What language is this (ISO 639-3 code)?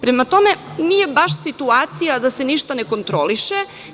srp